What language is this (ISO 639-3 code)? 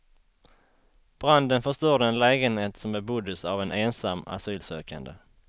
swe